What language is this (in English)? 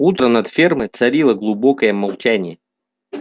Russian